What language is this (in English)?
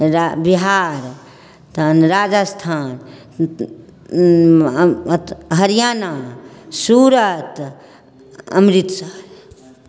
Maithili